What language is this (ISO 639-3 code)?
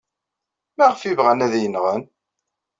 kab